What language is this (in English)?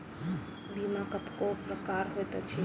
Maithili